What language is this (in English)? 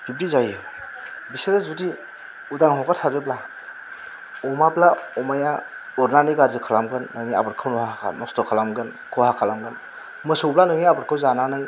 Bodo